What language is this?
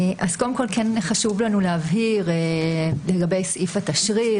Hebrew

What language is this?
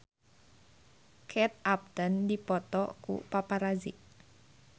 Sundanese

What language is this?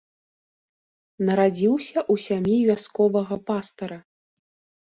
Belarusian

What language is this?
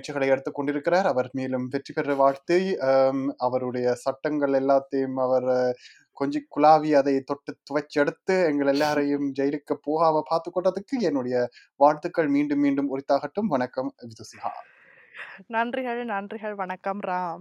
Tamil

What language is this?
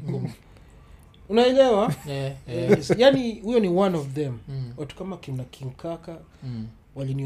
Swahili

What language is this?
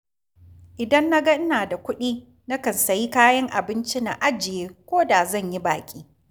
Hausa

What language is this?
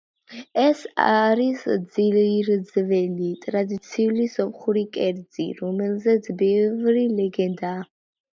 Georgian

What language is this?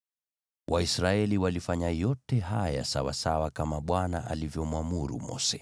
Swahili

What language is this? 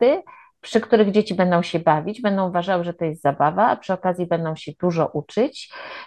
Polish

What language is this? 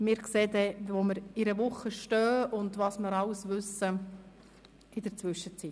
Swiss German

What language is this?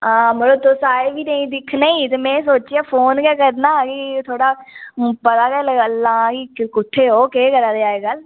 Dogri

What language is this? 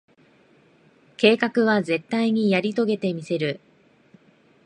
Japanese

